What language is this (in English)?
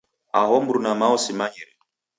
Taita